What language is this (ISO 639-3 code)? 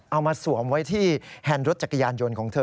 tha